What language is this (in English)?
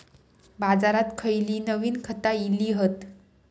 Marathi